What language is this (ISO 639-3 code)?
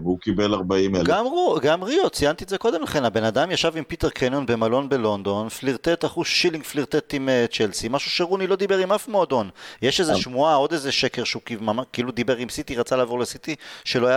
heb